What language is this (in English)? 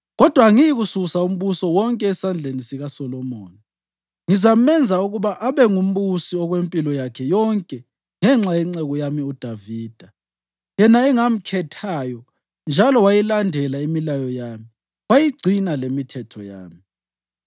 North Ndebele